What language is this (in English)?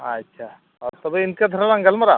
Santali